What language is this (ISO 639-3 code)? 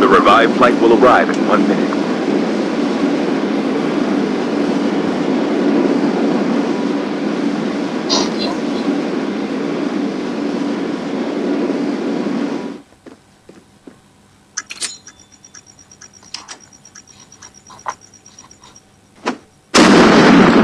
ind